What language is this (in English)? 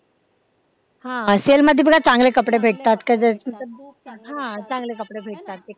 Marathi